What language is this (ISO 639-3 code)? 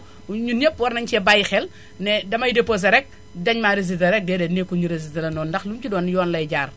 wol